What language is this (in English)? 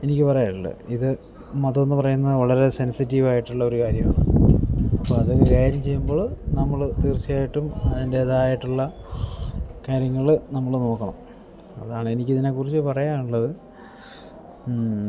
Malayalam